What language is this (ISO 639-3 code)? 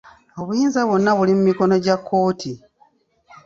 lug